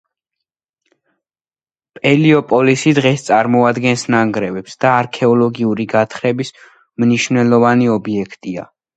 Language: Georgian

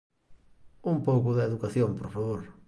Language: Galician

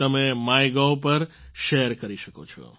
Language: Gujarati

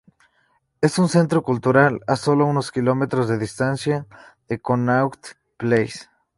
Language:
Spanish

